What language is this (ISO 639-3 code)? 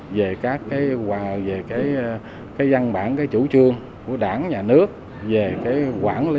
vie